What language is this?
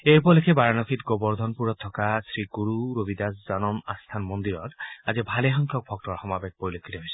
Assamese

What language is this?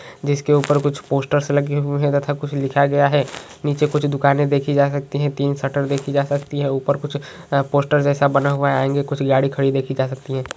Magahi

